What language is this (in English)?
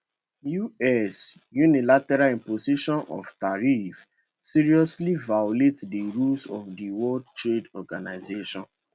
Nigerian Pidgin